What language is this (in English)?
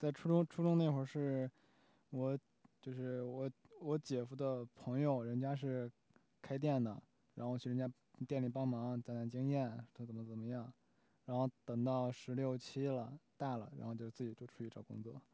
Chinese